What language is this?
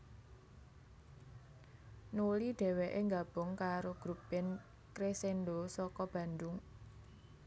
Javanese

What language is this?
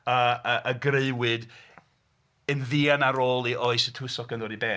Welsh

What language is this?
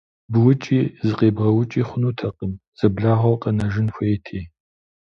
Kabardian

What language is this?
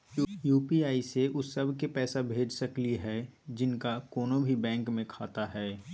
Magahi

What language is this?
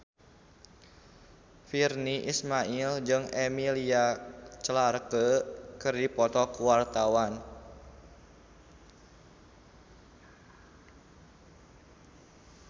Sundanese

